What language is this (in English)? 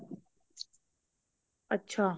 Punjabi